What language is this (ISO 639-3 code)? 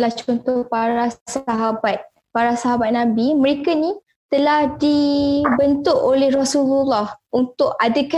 msa